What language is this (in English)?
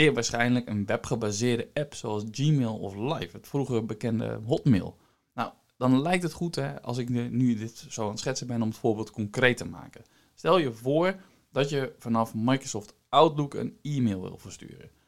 Dutch